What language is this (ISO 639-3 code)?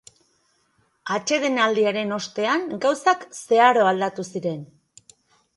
eus